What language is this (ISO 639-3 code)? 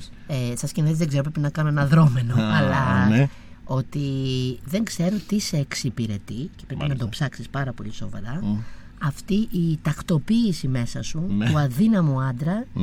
ell